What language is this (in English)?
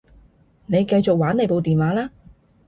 Cantonese